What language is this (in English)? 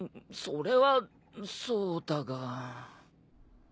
Japanese